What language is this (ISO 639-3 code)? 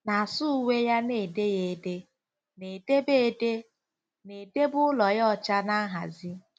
ibo